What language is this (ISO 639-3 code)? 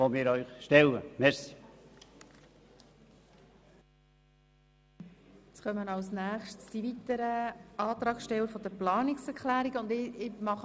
gsw